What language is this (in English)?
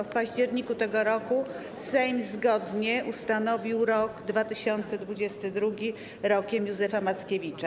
Polish